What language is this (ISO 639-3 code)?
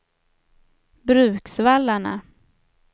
swe